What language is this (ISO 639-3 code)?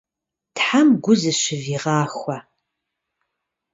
kbd